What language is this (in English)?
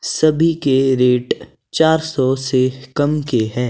Hindi